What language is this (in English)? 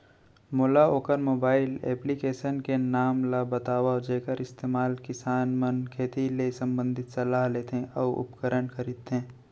Chhattisgarhi